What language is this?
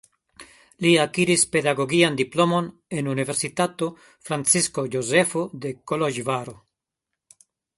Esperanto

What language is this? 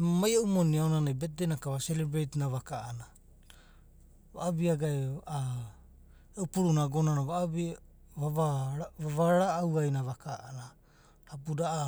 Abadi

